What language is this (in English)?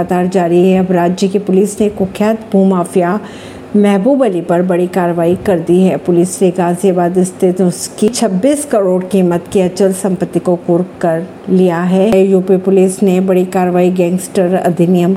Hindi